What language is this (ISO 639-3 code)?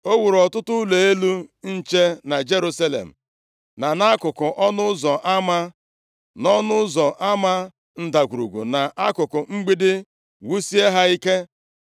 ibo